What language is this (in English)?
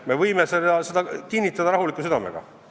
Estonian